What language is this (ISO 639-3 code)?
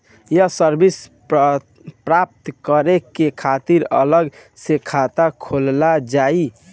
bho